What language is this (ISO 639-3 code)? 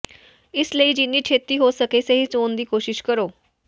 pan